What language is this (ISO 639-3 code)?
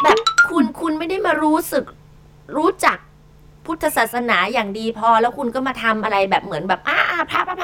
tha